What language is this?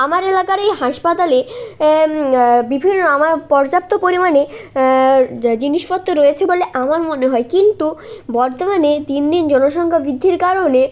Bangla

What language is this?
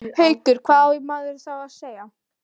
Icelandic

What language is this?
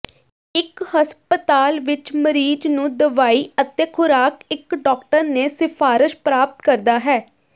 Punjabi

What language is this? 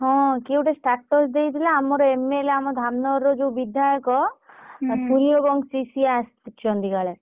Odia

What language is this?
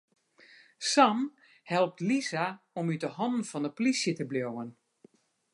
Western Frisian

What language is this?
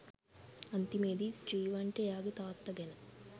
Sinhala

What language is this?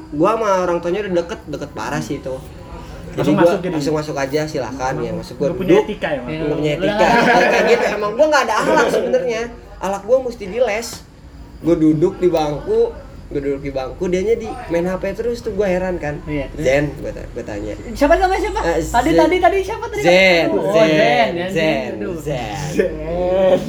Indonesian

